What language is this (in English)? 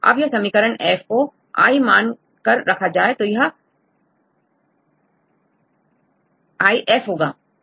Hindi